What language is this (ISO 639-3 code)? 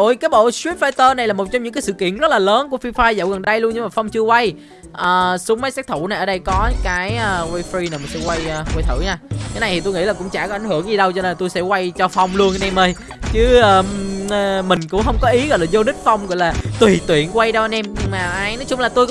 vie